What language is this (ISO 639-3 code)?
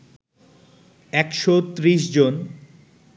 ben